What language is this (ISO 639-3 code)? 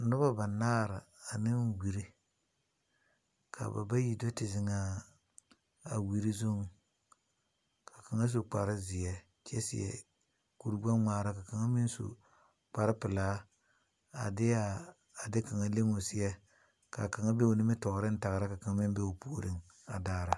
dga